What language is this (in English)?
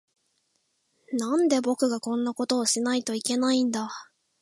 Japanese